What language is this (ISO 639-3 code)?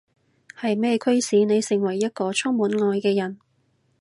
yue